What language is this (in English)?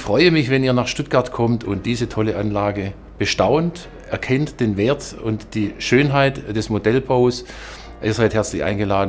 German